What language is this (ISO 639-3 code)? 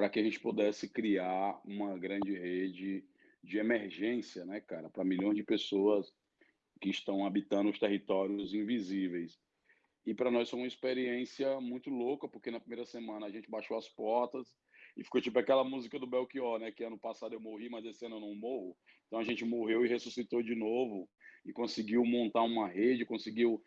por